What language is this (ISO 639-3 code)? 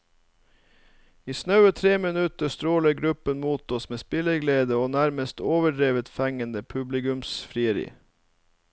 nor